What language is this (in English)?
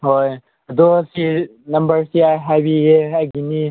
Manipuri